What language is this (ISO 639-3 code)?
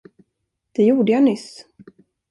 swe